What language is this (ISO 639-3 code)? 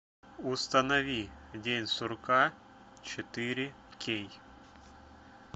rus